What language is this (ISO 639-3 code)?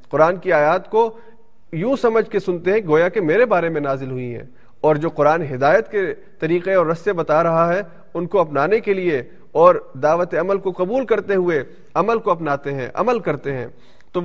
urd